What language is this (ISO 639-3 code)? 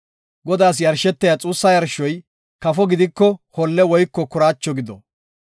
gof